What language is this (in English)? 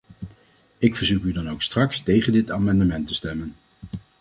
Dutch